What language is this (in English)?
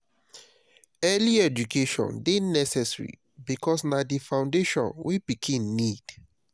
Nigerian Pidgin